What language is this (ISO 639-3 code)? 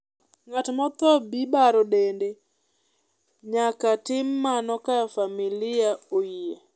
luo